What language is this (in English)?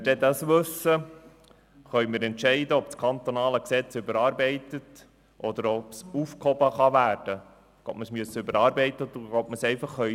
Swiss German